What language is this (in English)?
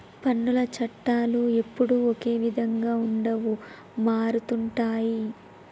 Telugu